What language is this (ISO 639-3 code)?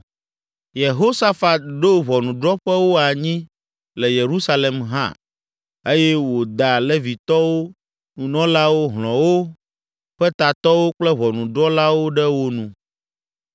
ewe